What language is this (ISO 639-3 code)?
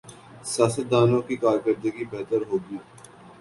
urd